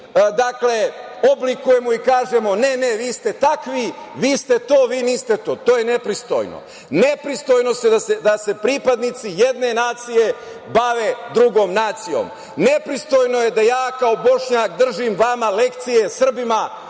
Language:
Serbian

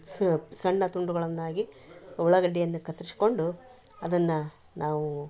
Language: Kannada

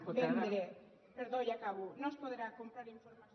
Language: Catalan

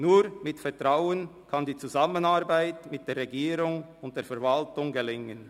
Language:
Swiss German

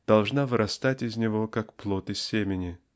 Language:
Russian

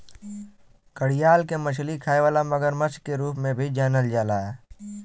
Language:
Bhojpuri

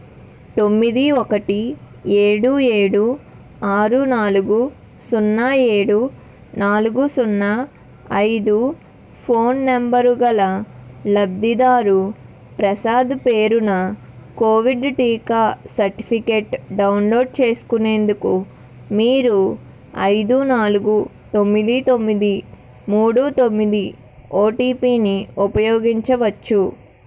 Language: Telugu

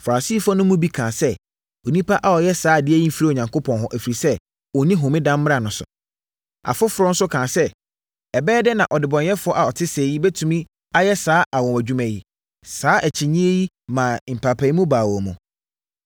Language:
Akan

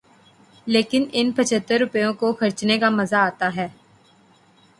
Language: Urdu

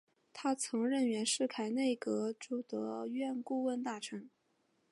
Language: Chinese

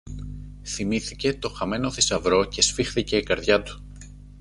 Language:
Greek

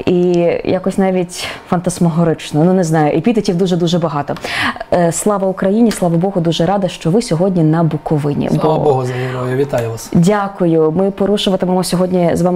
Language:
Ukrainian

